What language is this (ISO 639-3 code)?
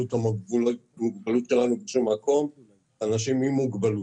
heb